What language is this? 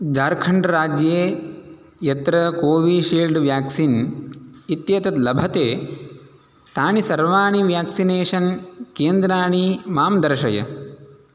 Sanskrit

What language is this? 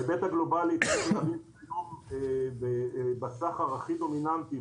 Hebrew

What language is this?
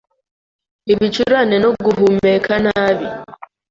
Kinyarwanda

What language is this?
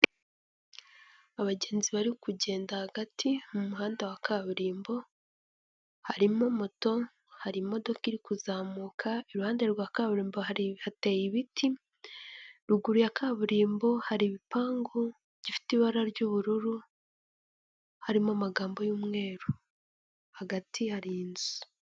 Kinyarwanda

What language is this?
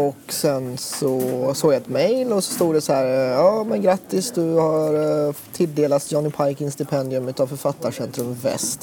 Swedish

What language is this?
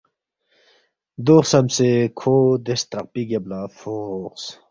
Balti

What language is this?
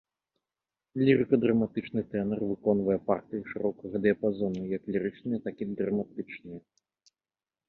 Belarusian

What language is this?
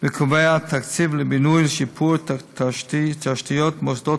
Hebrew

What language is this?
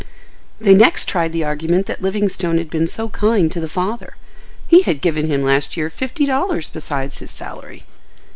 English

